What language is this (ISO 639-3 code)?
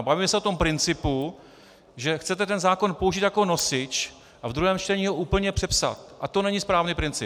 ces